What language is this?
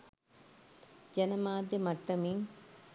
Sinhala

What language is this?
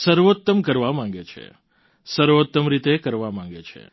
Gujarati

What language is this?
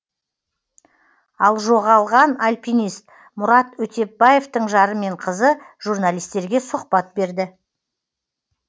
Kazakh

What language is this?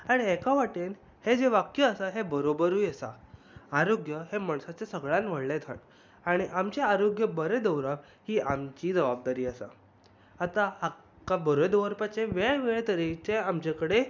Konkani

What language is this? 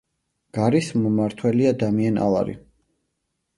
Georgian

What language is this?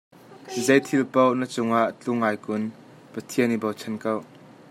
Hakha Chin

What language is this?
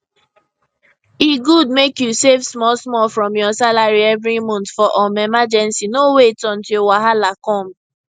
Nigerian Pidgin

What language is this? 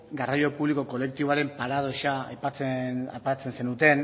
Basque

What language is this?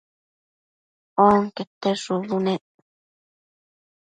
Matsés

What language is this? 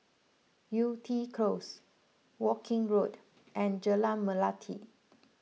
English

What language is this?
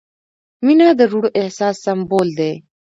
Pashto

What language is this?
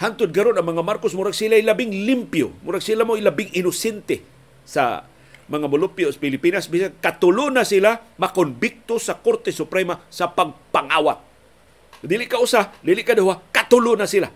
Filipino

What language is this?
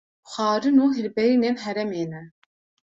Kurdish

